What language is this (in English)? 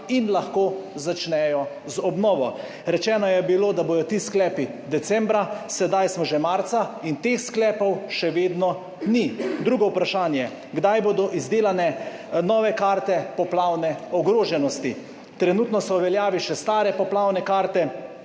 Slovenian